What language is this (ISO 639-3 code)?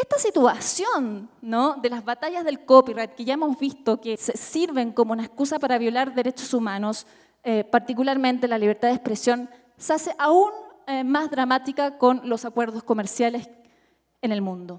spa